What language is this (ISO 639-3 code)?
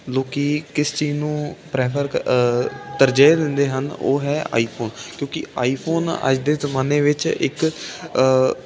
pan